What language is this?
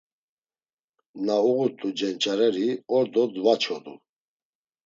Laz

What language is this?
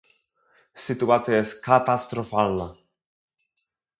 Polish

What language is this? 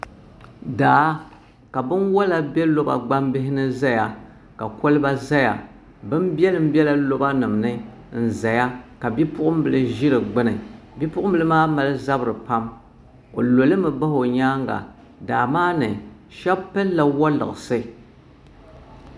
Dagbani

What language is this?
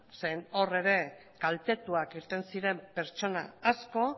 Basque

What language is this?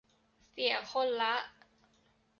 Thai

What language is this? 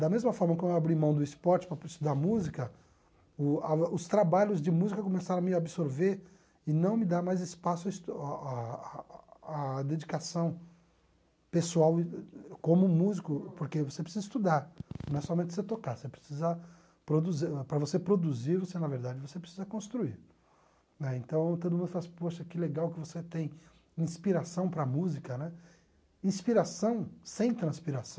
Portuguese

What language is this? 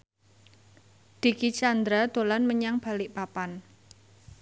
Javanese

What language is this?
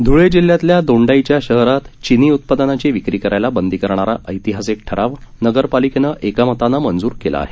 Marathi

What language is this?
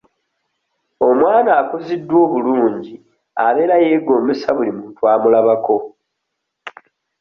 Ganda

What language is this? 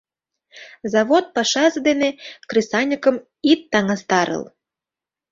Mari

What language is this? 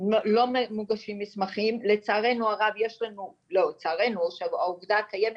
Hebrew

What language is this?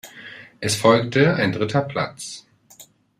German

